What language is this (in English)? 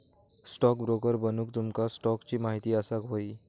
Marathi